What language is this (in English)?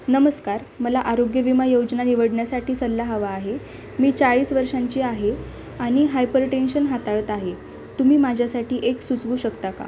Marathi